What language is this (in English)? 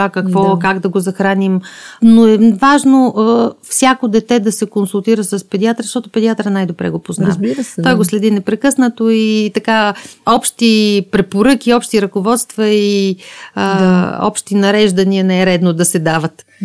Bulgarian